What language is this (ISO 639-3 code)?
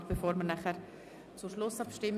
gsw